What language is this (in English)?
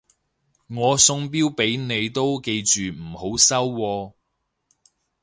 Cantonese